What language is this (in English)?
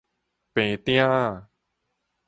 Min Nan Chinese